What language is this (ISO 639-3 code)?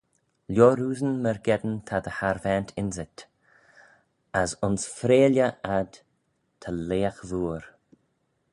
glv